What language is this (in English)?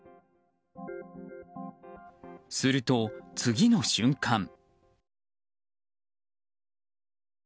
Japanese